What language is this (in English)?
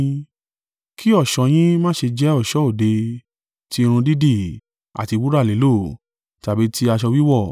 Yoruba